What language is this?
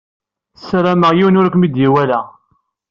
Kabyle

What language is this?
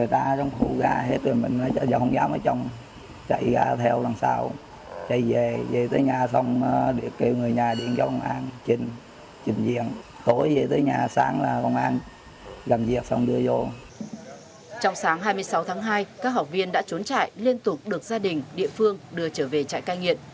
Vietnamese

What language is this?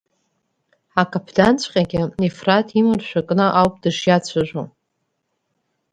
Abkhazian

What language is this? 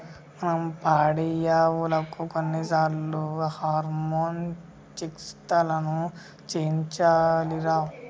Telugu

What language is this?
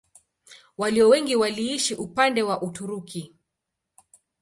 Swahili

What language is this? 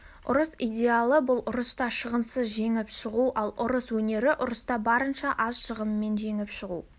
Kazakh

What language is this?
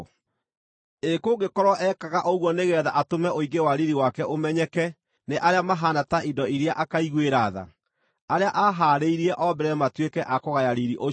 Kikuyu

